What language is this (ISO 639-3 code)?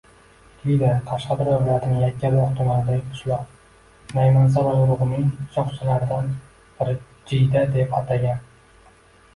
uzb